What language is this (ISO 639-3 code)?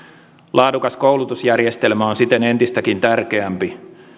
fin